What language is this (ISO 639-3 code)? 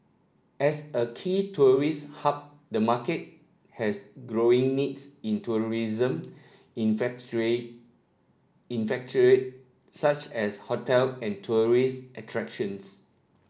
eng